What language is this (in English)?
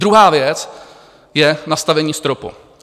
Czech